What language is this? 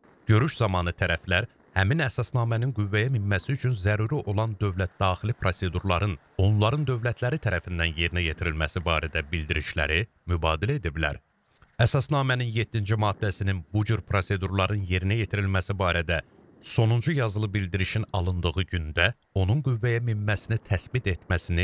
Turkish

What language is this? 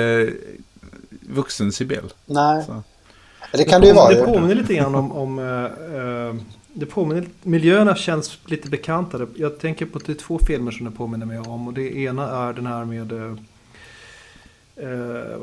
Swedish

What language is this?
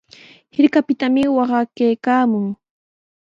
Sihuas Ancash Quechua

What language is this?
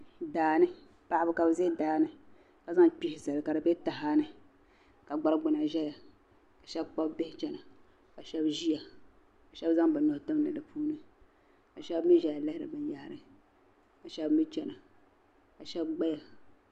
Dagbani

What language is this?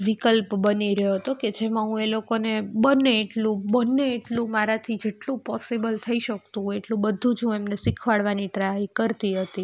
Gujarati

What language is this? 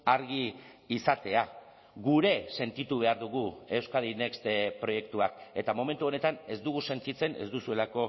Basque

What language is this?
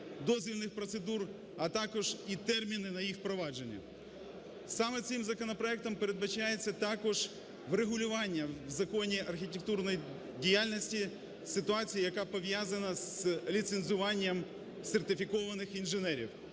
Ukrainian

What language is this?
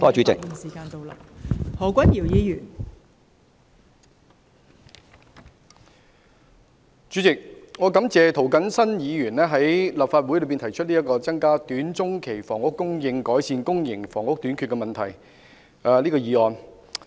Cantonese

